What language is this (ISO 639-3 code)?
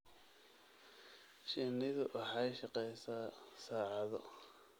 som